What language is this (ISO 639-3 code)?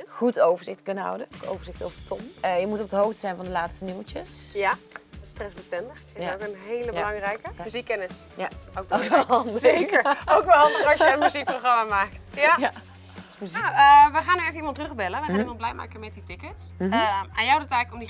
nld